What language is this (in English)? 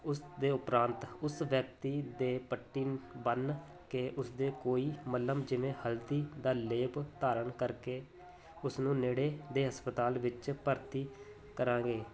Punjabi